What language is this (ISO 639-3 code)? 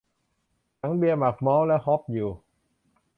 tha